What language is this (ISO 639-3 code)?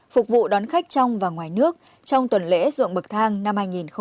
vie